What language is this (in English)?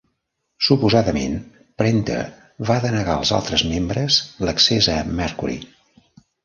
Catalan